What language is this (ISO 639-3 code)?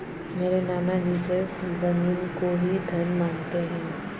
hin